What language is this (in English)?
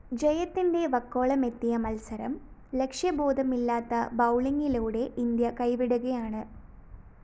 Malayalam